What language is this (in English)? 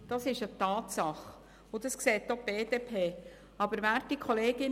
Swiss German